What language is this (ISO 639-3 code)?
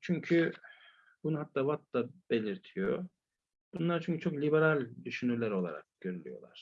tur